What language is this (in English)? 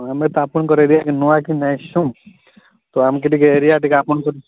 Odia